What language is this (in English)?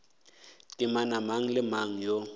Northern Sotho